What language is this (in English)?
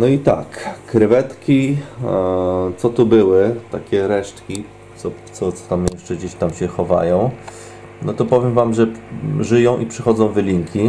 Polish